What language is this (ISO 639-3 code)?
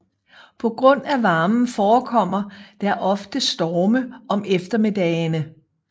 dan